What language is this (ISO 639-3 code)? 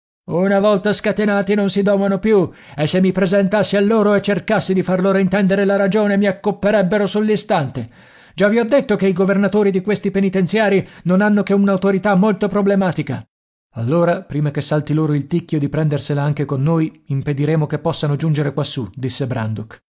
ita